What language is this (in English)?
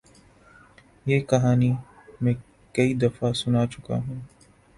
Urdu